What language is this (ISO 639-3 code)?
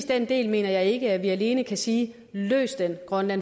dan